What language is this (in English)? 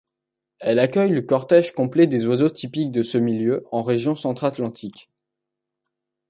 French